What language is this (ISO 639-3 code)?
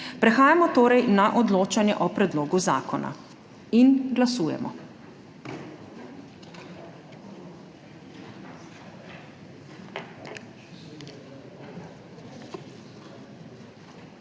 slv